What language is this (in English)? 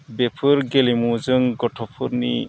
Bodo